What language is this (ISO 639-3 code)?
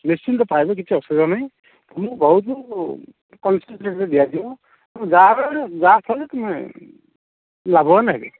ori